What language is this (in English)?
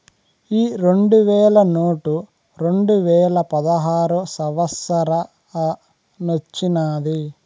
Telugu